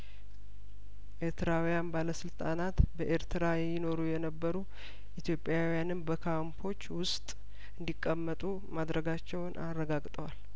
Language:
Amharic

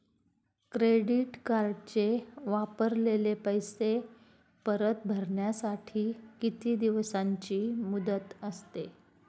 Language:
Marathi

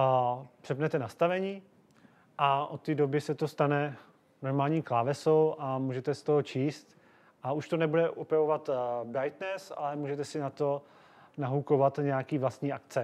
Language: Czech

